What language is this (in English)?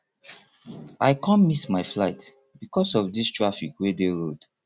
Nigerian Pidgin